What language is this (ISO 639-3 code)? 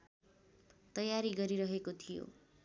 nep